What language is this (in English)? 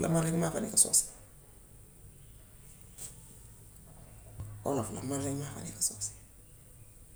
Gambian Wolof